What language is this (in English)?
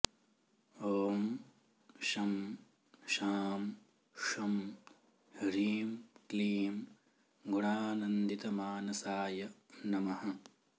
Sanskrit